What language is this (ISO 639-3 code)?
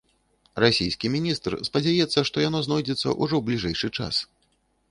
bel